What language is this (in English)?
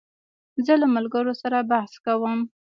Pashto